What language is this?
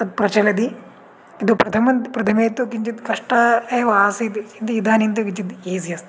Sanskrit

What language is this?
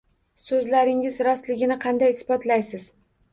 Uzbek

